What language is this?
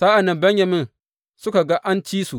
Hausa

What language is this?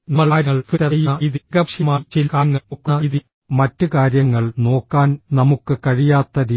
Malayalam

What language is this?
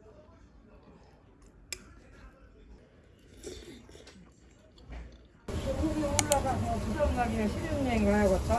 Korean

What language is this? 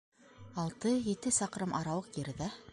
Bashkir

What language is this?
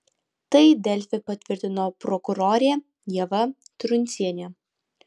Lithuanian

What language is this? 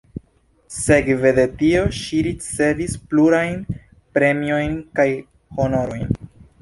Esperanto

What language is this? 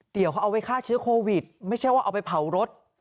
Thai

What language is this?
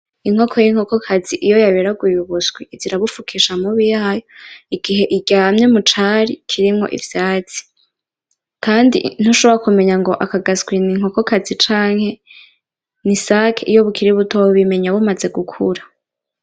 Rundi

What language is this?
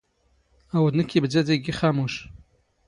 Standard Moroccan Tamazight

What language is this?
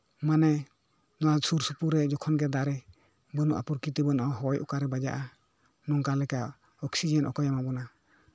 Santali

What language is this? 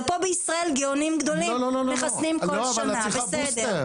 Hebrew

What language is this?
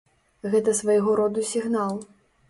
Belarusian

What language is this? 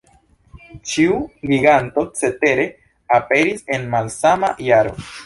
Esperanto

